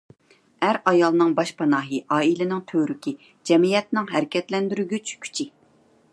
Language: Uyghur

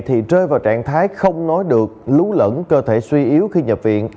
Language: Vietnamese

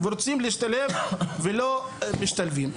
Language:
Hebrew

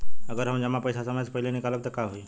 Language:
Bhojpuri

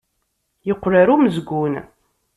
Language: Kabyle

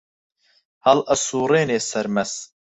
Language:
Central Kurdish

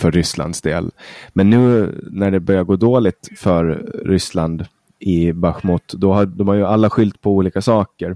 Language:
Swedish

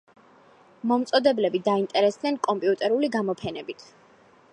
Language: Georgian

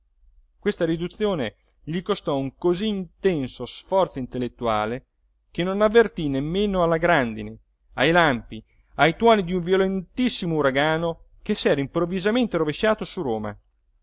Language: Italian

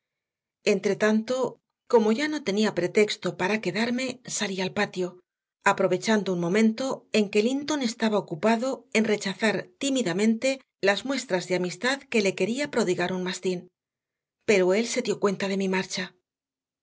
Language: Spanish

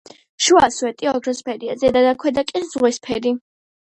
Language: Georgian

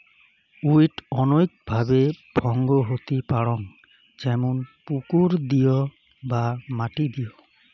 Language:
Bangla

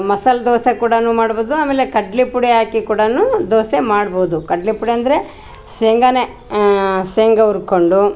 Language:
Kannada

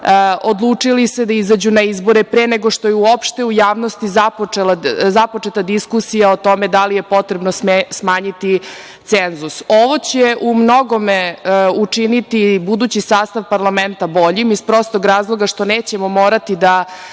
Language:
Serbian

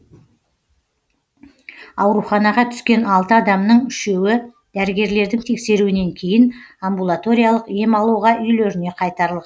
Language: Kazakh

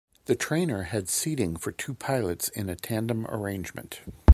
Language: English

